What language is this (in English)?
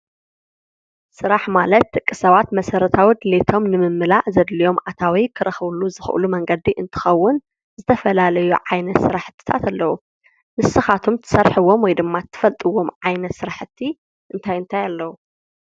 Tigrinya